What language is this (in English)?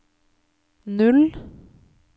Norwegian